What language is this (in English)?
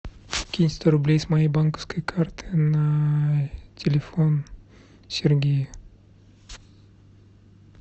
Russian